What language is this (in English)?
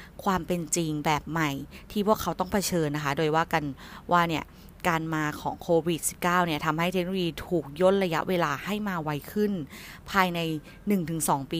Thai